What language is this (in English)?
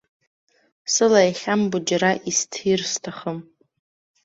Abkhazian